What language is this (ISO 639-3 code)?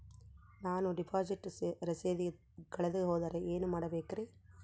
kan